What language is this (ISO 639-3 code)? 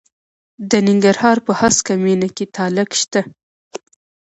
pus